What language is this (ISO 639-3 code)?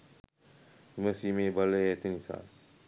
sin